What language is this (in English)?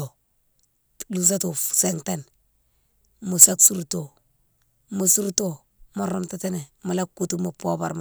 Mansoanka